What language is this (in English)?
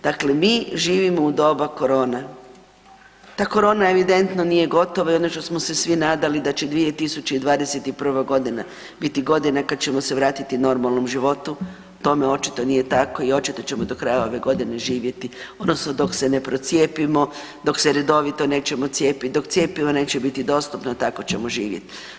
Croatian